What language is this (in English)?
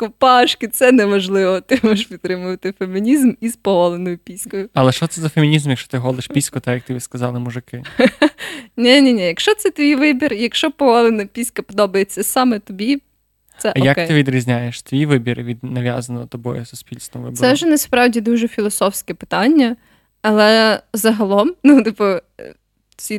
Ukrainian